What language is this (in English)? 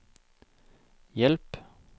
Norwegian